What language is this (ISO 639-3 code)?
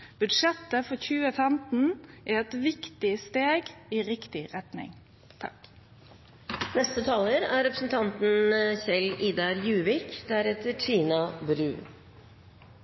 nor